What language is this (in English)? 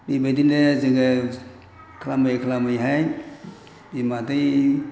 Bodo